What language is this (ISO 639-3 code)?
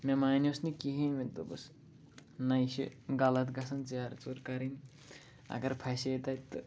kas